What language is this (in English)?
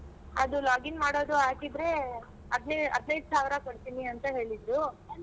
Kannada